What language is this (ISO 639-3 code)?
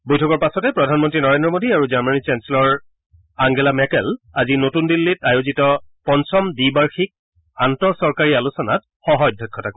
asm